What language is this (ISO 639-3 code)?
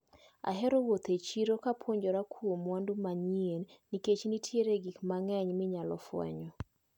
luo